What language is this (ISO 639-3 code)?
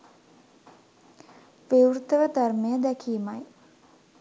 sin